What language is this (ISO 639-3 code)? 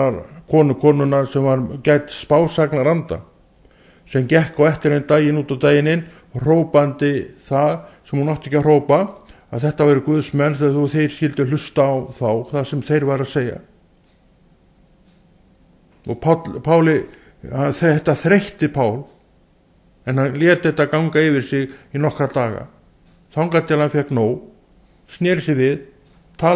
nld